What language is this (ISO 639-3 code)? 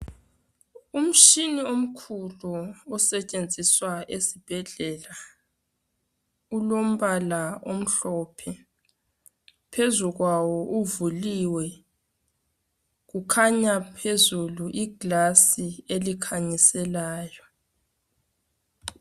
nde